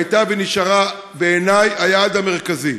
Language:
Hebrew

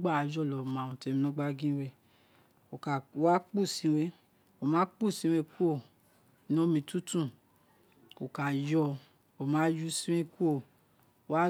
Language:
Isekiri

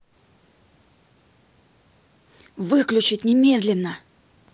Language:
Russian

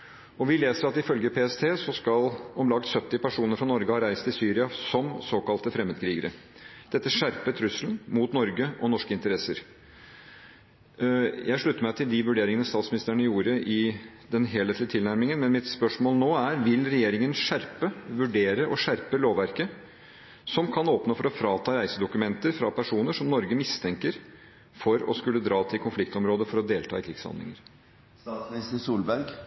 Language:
Norwegian Bokmål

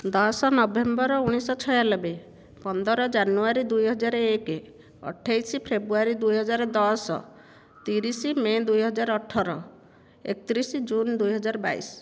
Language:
Odia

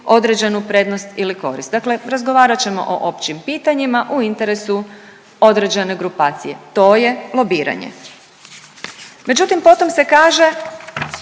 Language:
Croatian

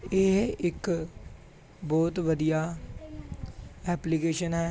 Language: Punjabi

